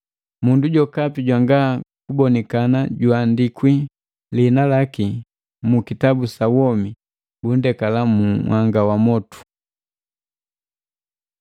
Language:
Matengo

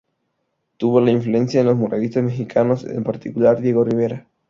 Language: Spanish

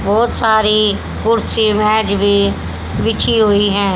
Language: Hindi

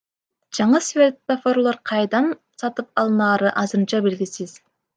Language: Kyrgyz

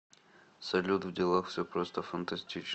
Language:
Russian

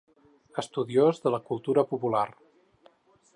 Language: Catalan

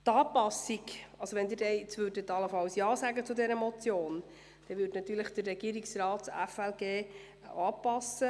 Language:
Swiss German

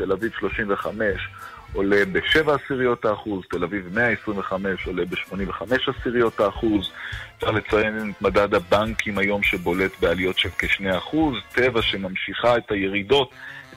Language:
Hebrew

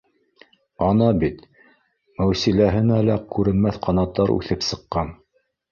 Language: Bashkir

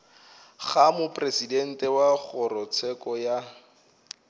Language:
Northern Sotho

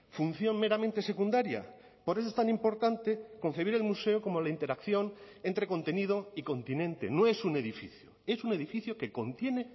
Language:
Spanish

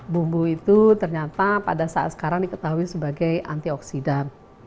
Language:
Indonesian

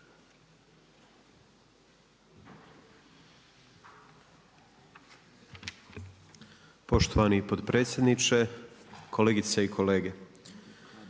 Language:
Croatian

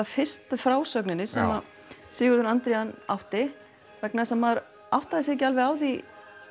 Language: Icelandic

